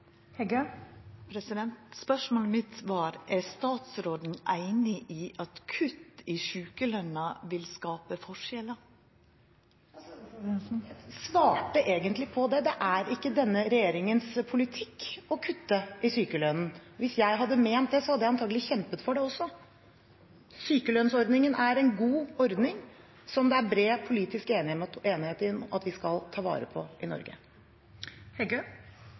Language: Norwegian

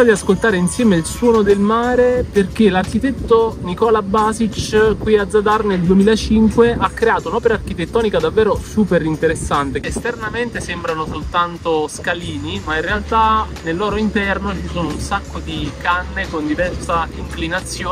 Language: Italian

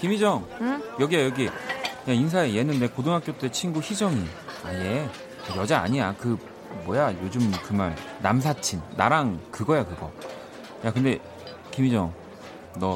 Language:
Korean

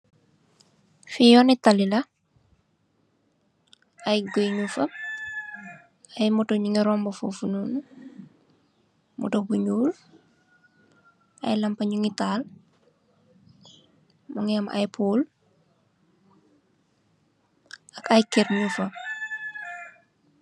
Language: Wolof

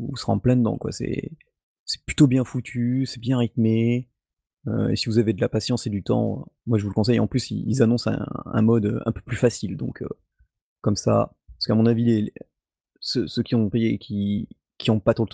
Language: French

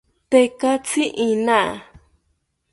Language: South Ucayali Ashéninka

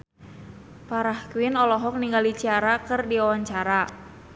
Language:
Sundanese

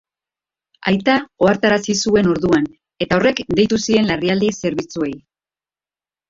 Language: Basque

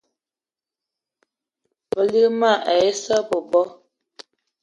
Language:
Eton (Cameroon)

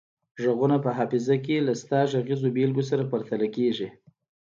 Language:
Pashto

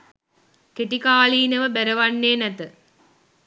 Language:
Sinhala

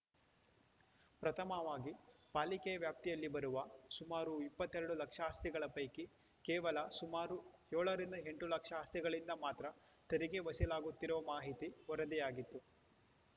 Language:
Kannada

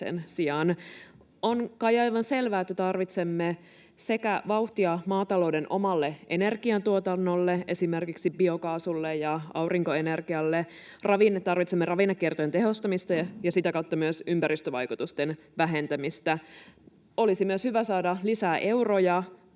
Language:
Finnish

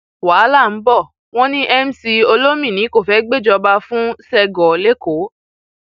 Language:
Yoruba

